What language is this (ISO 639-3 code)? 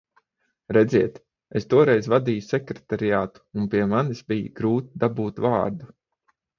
lav